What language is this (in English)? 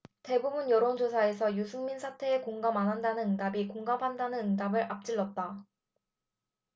Korean